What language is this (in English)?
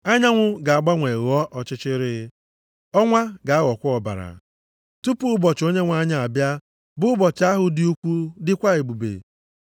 Igbo